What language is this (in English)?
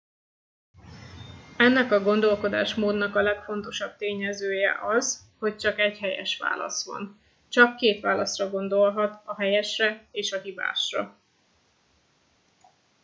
Hungarian